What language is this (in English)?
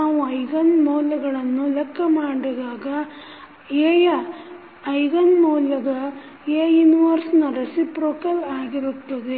Kannada